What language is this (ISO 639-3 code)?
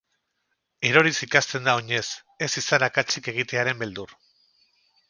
eus